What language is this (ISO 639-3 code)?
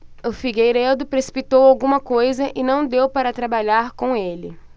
por